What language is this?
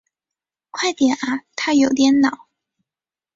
Chinese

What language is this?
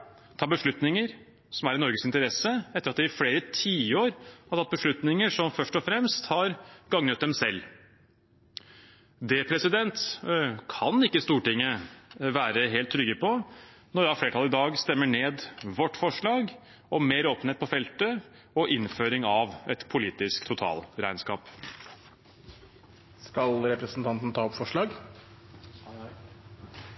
Norwegian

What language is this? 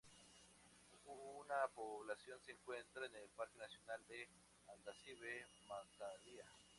Spanish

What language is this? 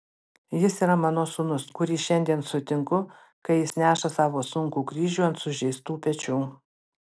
Lithuanian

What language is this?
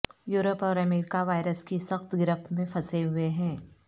Urdu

